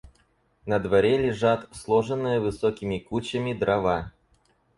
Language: Russian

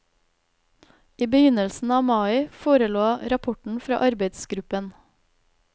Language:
Norwegian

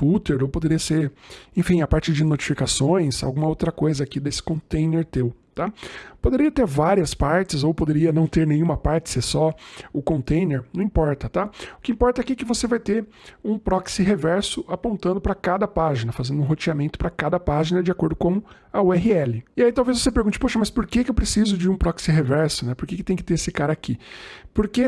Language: Portuguese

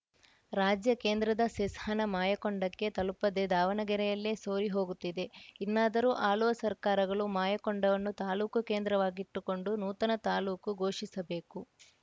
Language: Kannada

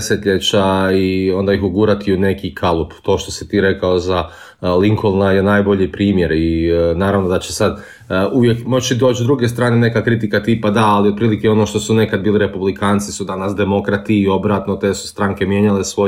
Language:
Croatian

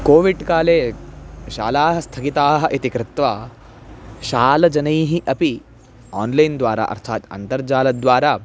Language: Sanskrit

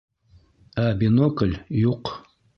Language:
Bashkir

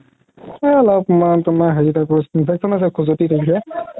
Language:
Assamese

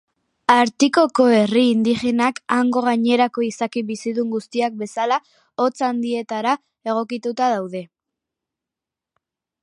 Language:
Basque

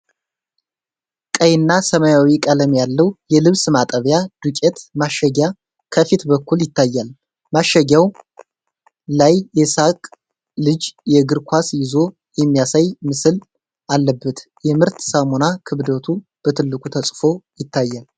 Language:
Amharic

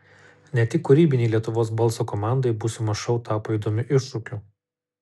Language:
Lithuanian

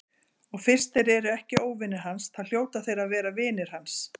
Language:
Icelandic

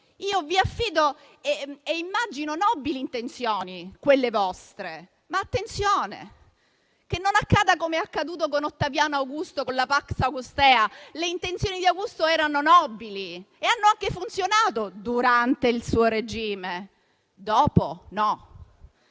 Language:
Italian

